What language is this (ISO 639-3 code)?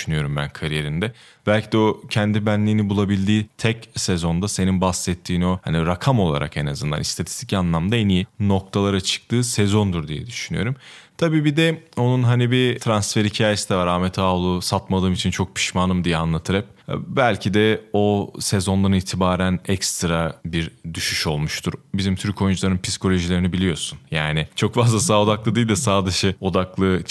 tur